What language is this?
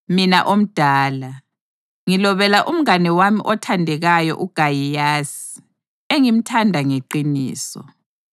North Ndebele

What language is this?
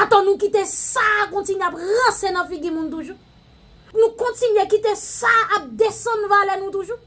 French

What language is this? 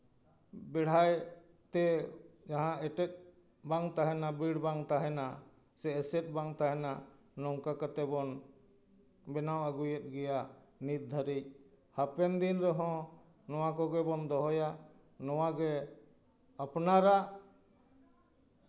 Santali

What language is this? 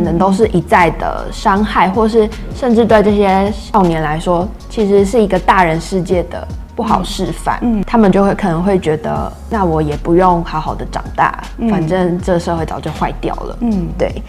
Chinese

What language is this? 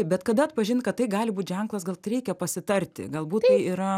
Lithuanian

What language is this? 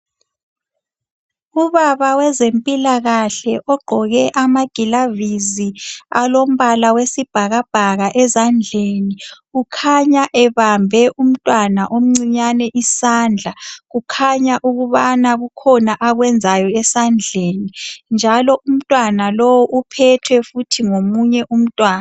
North Ndebele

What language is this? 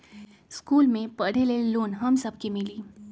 Magahi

